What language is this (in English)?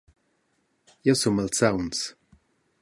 Romansh